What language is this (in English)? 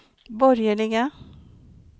Swedish